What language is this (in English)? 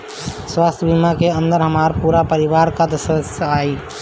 Bhojpuri